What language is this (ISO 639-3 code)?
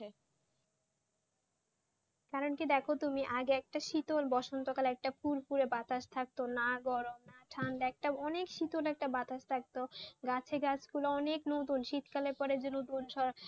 ben